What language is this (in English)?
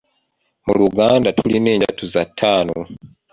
Ganda